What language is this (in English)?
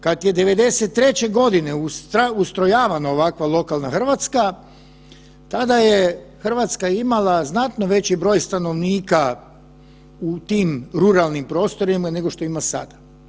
Croatian